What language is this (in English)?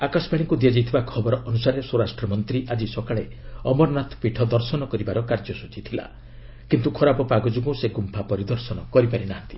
Odia